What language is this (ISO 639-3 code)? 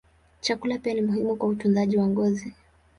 swa